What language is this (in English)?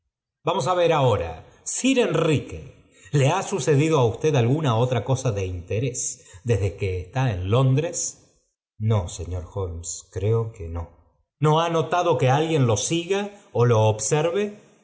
Spanish